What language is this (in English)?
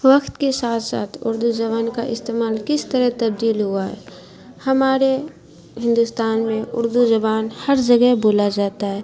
Urdu